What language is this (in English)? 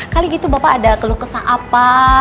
Indonesian